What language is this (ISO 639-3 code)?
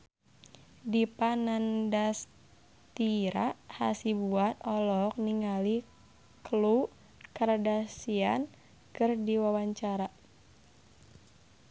sun